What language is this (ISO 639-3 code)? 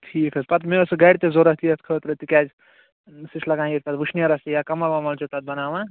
kas